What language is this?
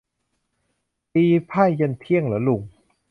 Thai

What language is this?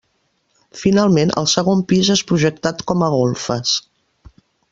Catalan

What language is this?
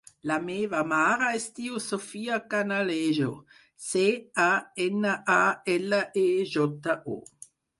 Catalan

